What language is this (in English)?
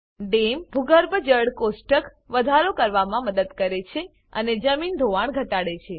Gujarati